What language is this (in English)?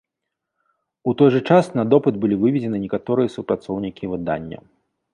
Belarusian